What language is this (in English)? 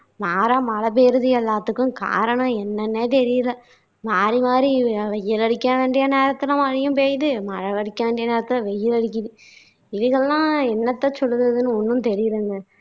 Tamil